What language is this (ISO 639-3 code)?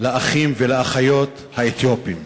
heb